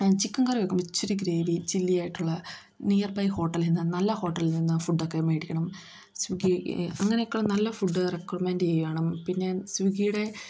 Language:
Malayalam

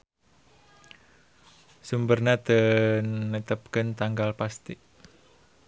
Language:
Sundanese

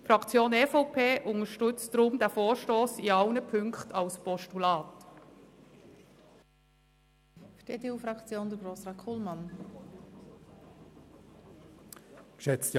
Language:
Swiss German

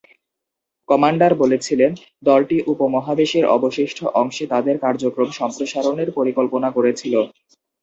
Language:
Bangla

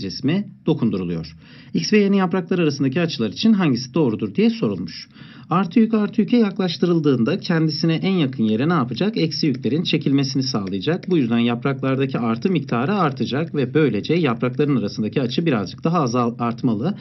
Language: Turkish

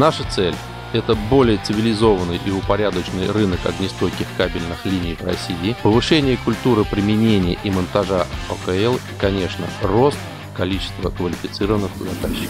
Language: Russian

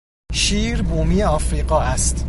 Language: Persian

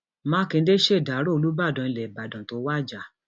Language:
Yoruba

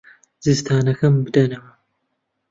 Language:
Central Kurdish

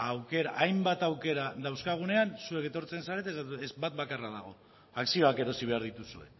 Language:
Basque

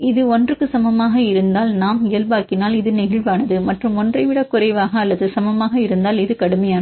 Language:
Tamil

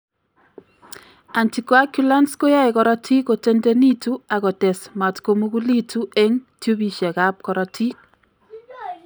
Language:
Kalenjin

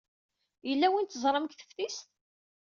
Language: Kabyle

